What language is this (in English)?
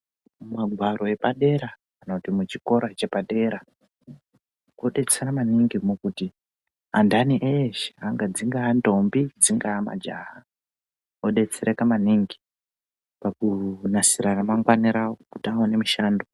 Ndau